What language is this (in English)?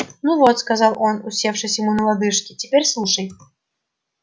Russian